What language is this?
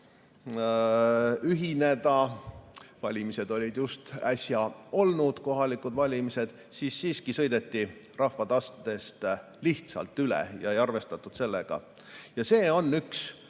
Estonian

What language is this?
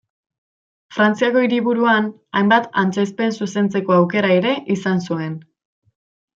Basque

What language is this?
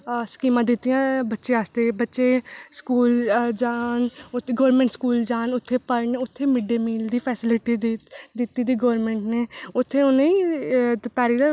Dogri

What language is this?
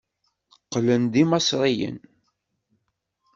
Kabyle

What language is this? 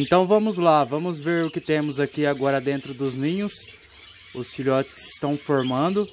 Portuguese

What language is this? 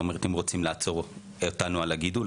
Hebrew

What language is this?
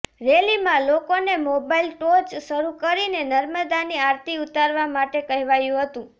Gujarati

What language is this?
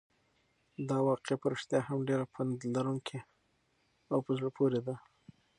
Pashto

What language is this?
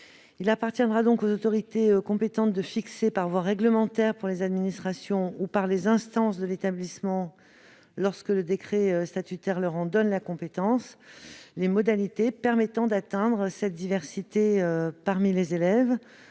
French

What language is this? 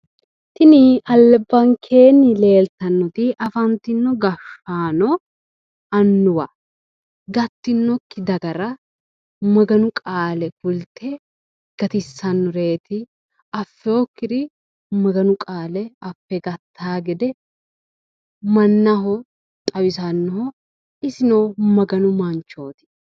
Sidamo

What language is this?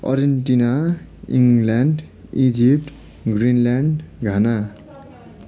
Nepali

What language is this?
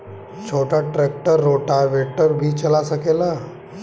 Bhojpuri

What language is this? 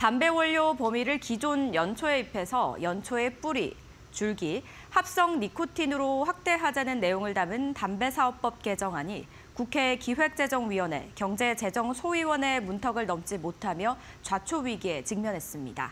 Korean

